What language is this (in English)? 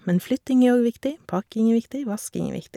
Norwegian